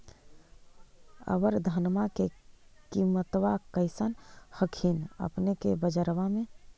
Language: Magahi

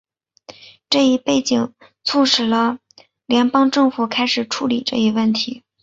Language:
Chinese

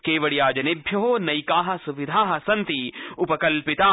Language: Sanskrit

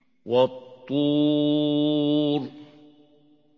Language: Arabic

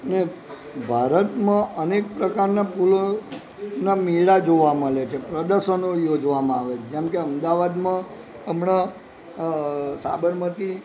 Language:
Gujarati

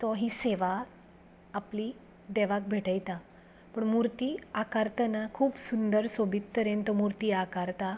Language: Konkani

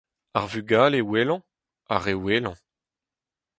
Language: Breton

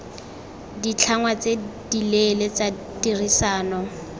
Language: Tswana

